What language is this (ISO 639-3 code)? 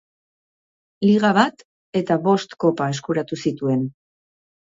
eus